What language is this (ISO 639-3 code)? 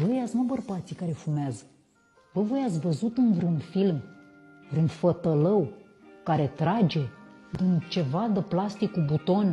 ron